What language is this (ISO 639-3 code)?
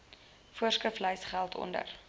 afr